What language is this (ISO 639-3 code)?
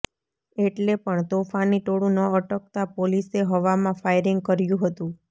guj